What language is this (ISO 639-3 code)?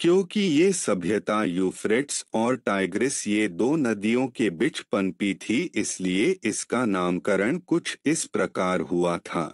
hin